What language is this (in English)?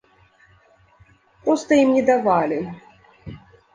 Belarusian